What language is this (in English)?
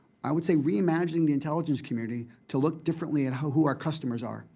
English